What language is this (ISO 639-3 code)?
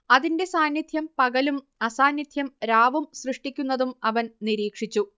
mal